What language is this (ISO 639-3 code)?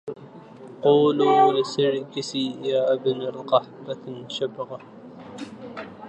ara